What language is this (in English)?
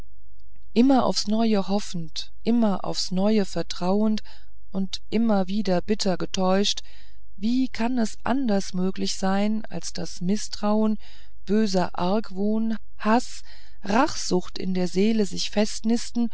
German